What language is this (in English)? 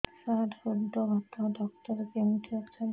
Odia